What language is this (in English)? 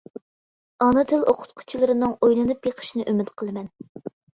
Uyghur